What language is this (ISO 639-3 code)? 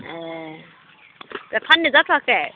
brx